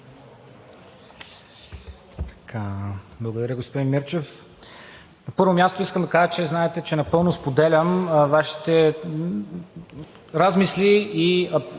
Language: Bulgarian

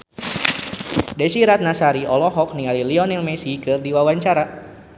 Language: Sundanese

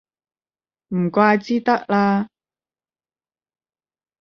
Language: Cantonese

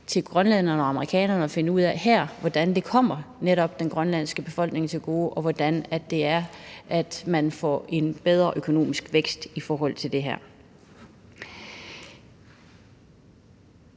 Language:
Danish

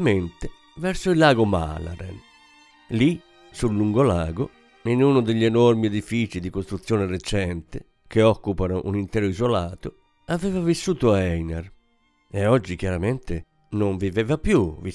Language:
Italian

